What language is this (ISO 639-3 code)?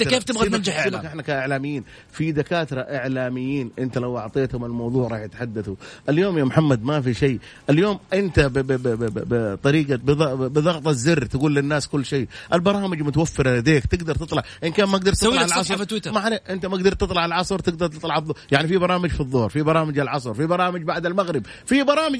ara